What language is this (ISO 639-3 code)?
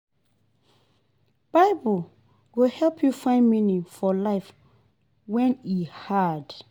pcm